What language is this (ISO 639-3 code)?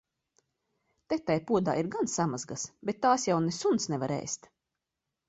lav